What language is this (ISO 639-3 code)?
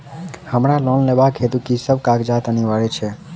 mai